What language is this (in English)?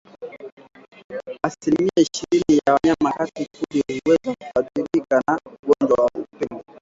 Swahili